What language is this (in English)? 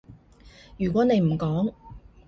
Cantonese